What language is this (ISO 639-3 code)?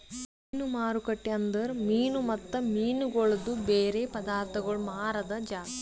kan